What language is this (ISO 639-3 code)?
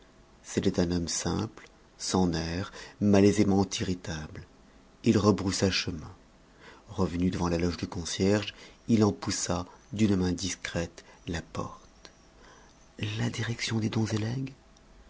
fra